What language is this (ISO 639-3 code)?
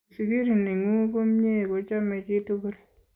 kln